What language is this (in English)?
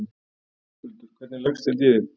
Icelandic